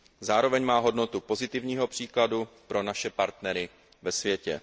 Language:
Czech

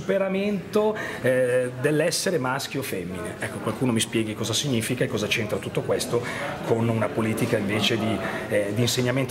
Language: Italian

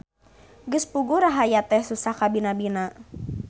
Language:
Sundanese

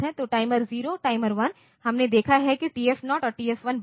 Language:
Hindi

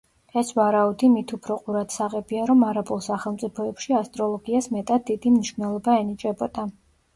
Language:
Georgian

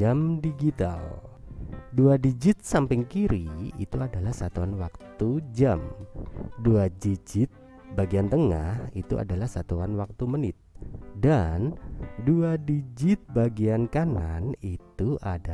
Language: Indonesian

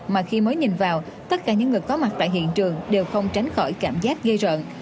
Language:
Vietnamese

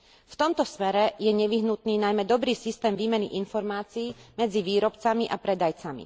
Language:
Slovak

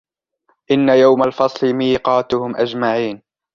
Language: Arabic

